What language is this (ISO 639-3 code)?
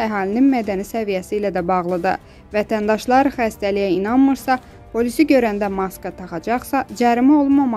tur